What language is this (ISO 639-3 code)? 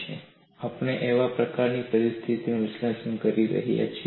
guj